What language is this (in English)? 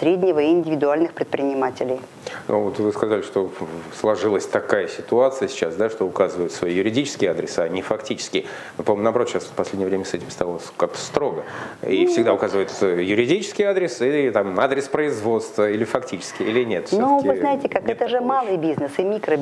Russian